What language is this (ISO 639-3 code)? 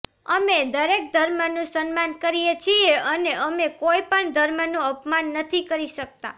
guj